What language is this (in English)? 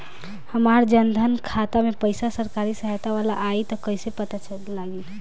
Bhojpuri